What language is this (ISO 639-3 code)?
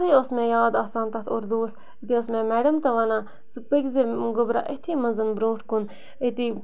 kas